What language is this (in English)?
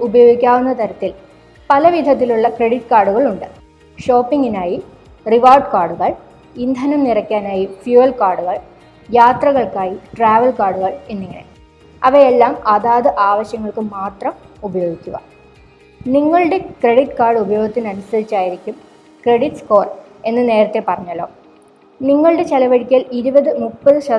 Malayalam